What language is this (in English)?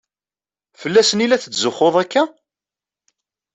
Kabyle